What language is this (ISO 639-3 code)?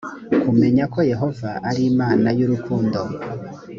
kin